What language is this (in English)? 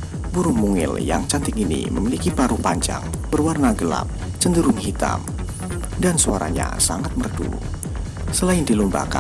Indonesian